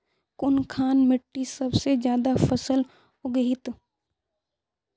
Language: Magahi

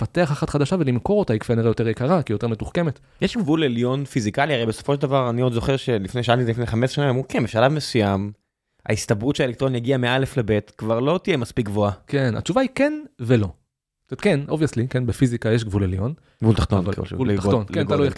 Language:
Hebrew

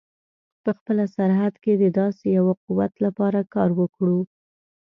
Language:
Pashto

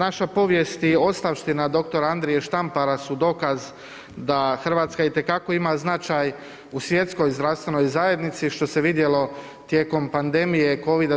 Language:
Croatian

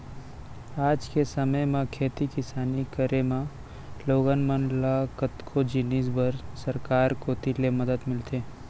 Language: Chhattisgarhi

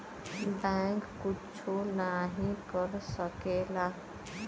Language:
Bhojpuri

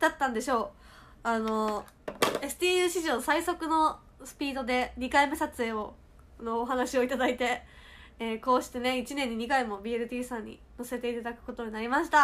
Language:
Japanese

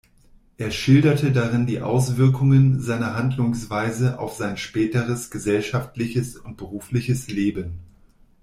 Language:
German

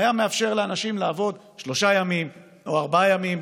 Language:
Hebrew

